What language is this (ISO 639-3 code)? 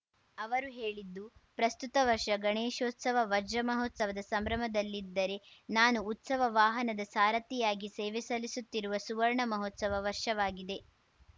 kan